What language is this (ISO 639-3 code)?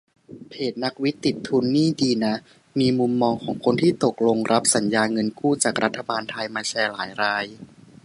tha